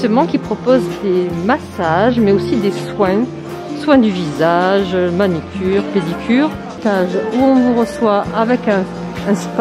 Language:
French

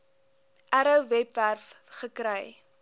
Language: Afrikaans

